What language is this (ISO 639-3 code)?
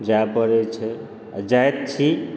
mai